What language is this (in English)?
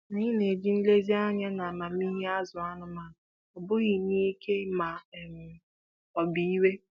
Igbo